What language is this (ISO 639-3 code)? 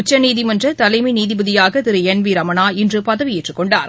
tam